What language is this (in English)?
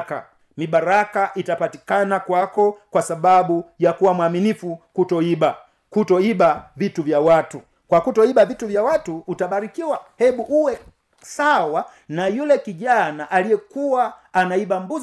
Swahili